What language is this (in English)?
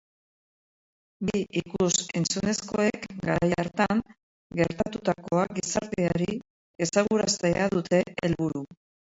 Basque